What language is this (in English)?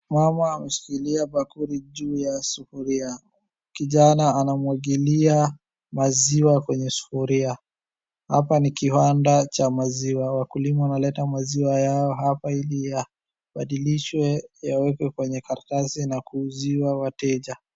Swahili